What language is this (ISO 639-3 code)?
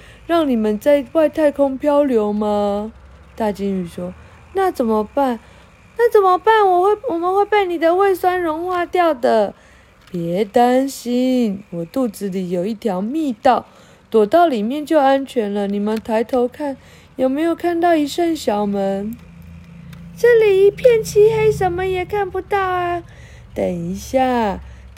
zho